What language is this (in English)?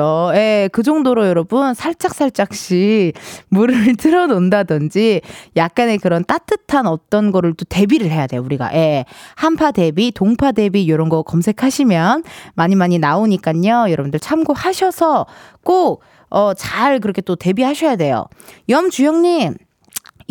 Korean